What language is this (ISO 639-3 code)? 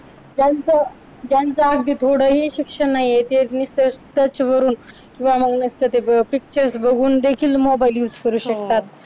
mar